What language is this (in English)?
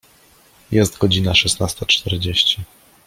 Polish